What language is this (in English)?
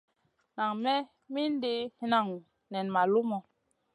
Masana